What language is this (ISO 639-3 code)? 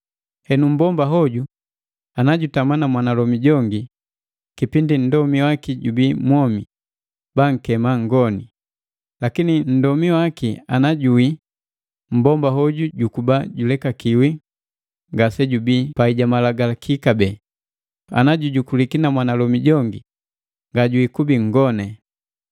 mgv